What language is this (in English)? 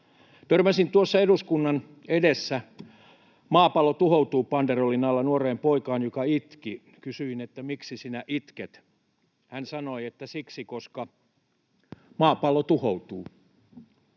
Finnish